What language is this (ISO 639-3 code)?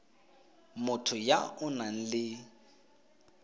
tsn